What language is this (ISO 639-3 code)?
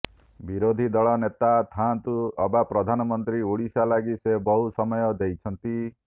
ori